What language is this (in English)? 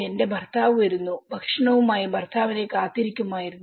Malayalam